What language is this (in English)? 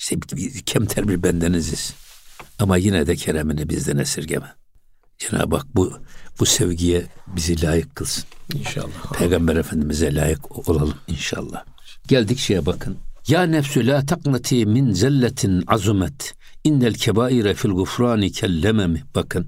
Turkish